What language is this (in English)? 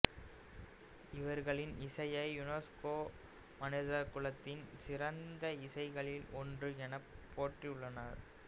Tamil